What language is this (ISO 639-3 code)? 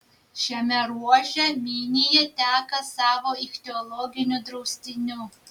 lit